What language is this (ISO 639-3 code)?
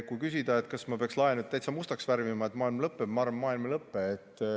est